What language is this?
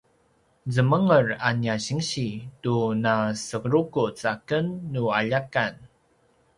Paiwan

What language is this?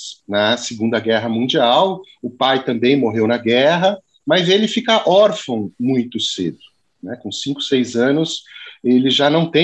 Portuguese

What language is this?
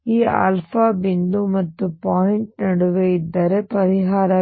Kannada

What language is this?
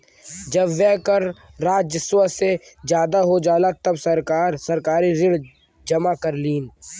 Bhojpuri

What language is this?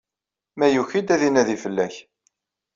Kabyle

